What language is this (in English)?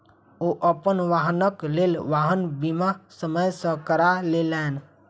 Maithili